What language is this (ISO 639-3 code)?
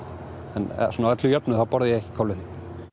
isl